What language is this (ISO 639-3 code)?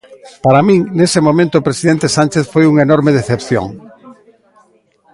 glg